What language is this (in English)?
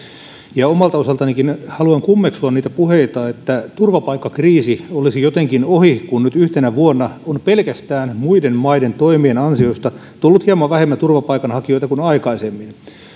Finnish